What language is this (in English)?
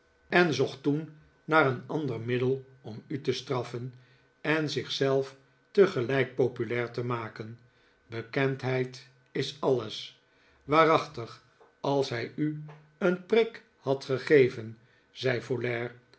Dutch